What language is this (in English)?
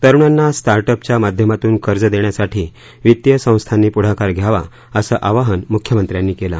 Marathi